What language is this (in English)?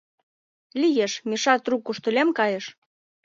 Mari